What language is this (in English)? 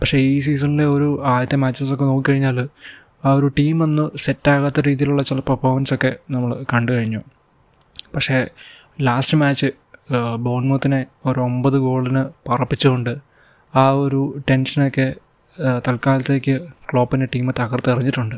Malayalam